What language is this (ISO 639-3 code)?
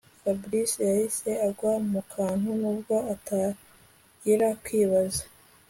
kin